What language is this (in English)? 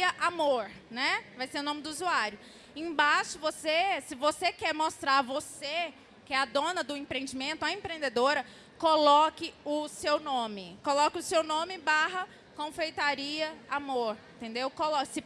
Portuguese